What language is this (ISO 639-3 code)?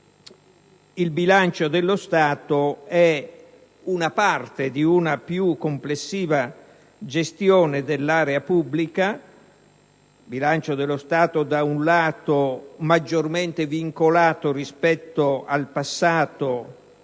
ita